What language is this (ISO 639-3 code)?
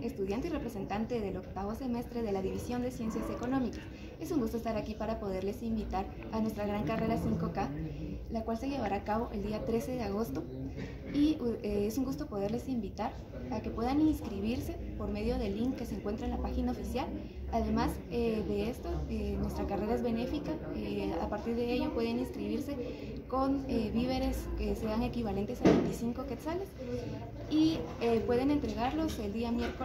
spa